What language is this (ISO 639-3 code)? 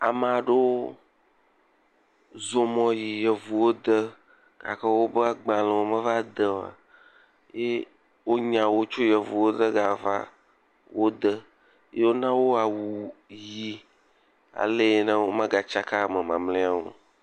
ewe